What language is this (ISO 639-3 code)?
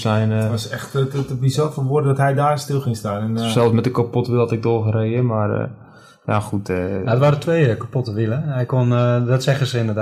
nld